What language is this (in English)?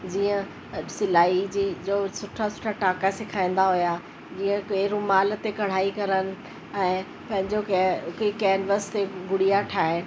Sindhi